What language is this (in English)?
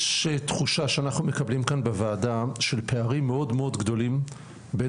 Hebrew